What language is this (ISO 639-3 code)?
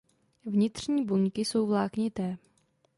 ces